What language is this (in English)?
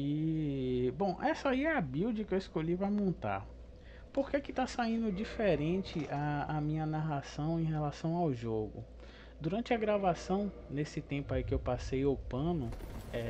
Portuguese